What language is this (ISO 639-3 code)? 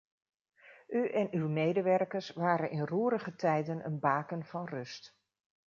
nld